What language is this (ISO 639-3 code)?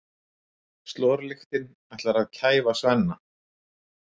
isl